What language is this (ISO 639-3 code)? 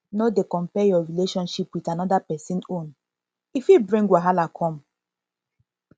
pcm